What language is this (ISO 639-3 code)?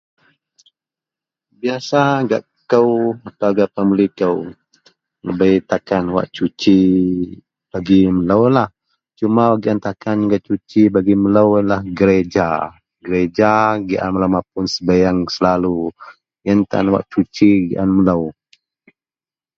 mel